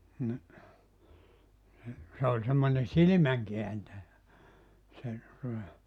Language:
Finnish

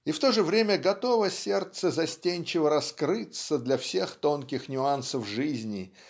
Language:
Russian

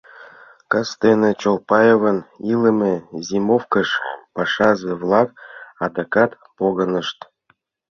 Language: Mari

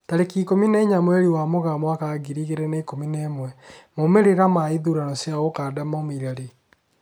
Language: Kikuyu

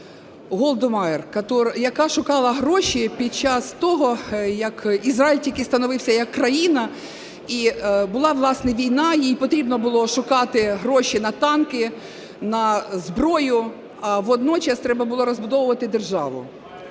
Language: Ukrainian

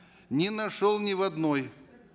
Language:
Kazakh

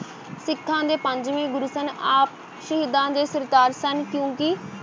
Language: Punjabi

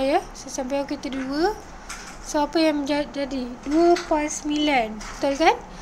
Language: Malay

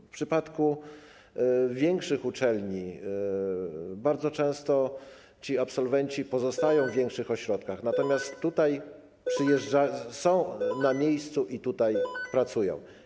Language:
Polish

